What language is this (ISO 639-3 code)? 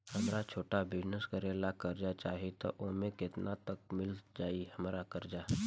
bho